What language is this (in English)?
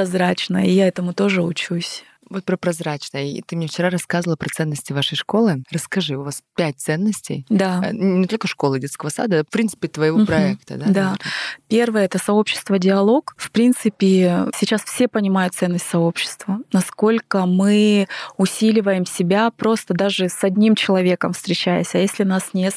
Russian